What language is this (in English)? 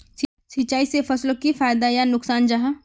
Magahi